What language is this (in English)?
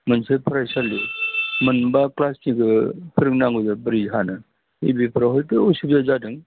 Bodo